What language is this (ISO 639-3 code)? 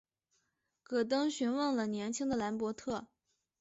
zho